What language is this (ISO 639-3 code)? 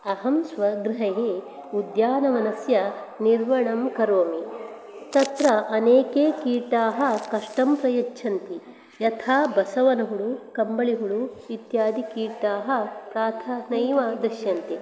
san